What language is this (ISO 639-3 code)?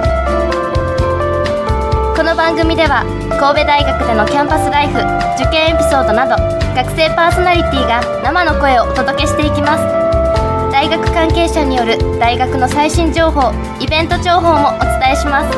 jpn